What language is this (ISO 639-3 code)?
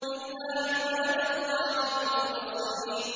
ara